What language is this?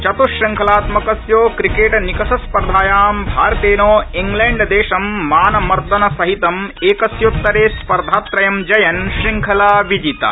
Sanskrit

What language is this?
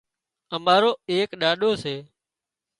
Wadiyara Koli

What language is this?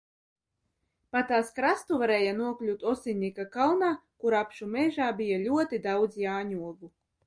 Latvian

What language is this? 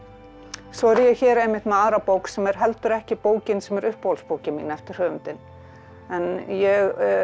Icelandic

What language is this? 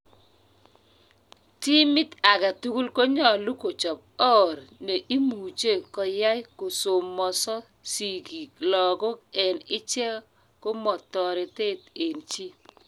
Kalenjin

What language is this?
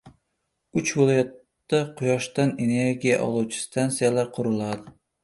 Uzbek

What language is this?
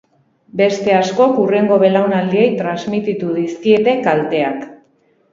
Basque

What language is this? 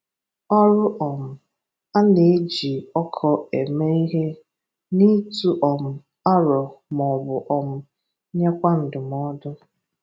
Igbo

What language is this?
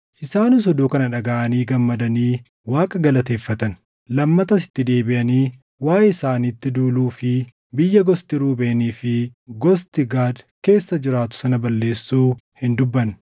Oromo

